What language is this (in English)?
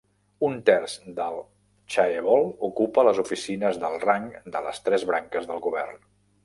Catalan